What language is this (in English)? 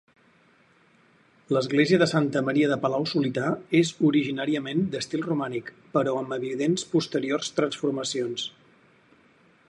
Catalan